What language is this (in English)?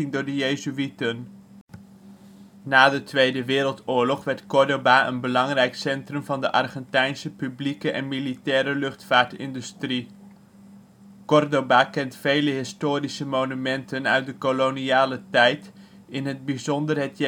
Dutch